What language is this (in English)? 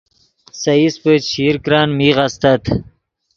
Yidgha